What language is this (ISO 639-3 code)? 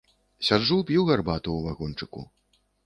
bel